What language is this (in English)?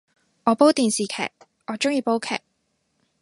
Cantonese